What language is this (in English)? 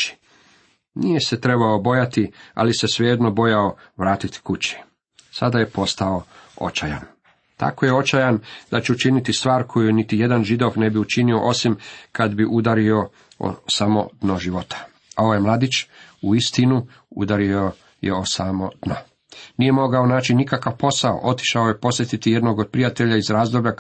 Croatian